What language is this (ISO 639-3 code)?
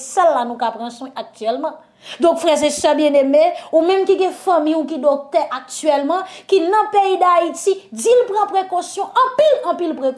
fra